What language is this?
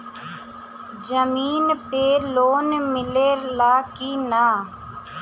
Bhojpuri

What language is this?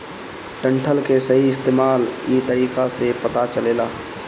Bhojpuri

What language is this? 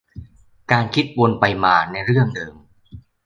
Thai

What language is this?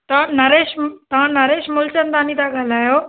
Sindhi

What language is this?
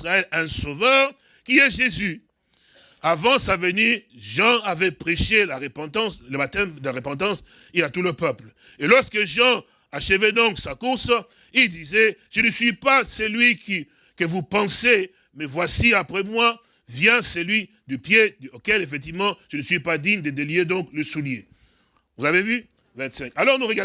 French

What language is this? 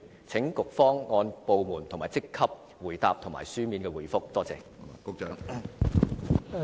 Cantonese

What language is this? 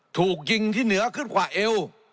Thai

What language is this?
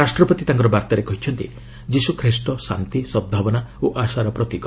Odia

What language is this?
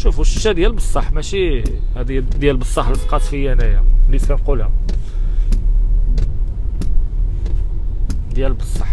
Arabic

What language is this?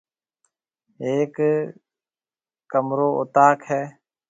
Marwari (Pakistan)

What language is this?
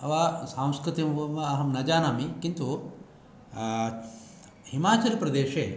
Sanskrit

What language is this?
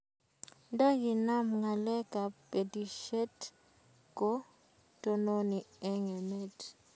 Kalenjin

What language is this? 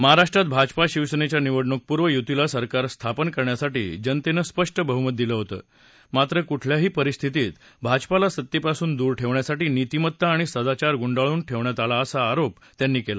Marathi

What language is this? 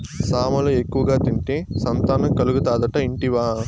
Telugu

